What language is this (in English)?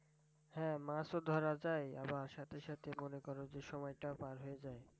Bangla